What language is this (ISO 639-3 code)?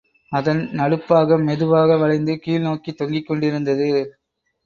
tam